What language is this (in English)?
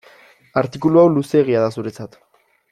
Basque